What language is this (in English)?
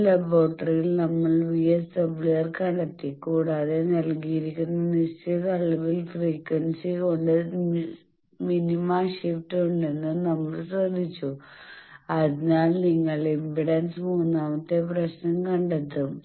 Malayalam